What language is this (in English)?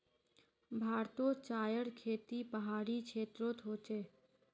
Magahi